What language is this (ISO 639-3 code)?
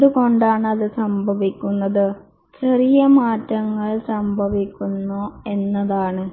mal